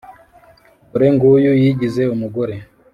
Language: Kinyarwanda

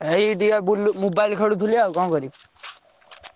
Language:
Odia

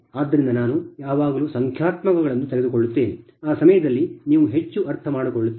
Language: Kannada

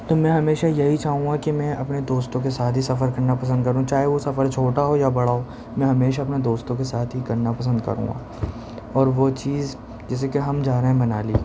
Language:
Urdu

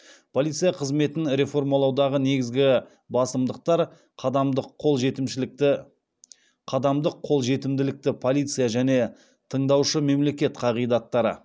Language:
Kazakh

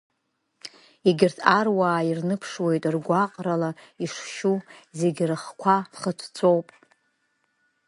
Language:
Abkhazian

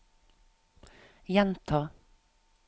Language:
Norwegian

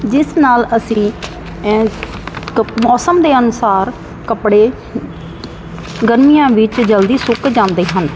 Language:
Punjabi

